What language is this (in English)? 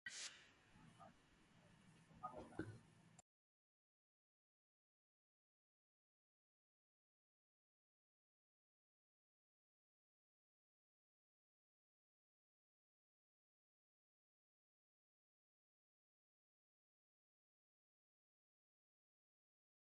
Hebrew